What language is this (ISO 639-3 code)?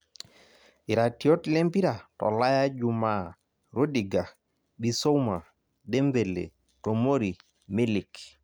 mas